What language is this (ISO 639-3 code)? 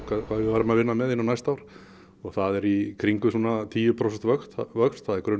isl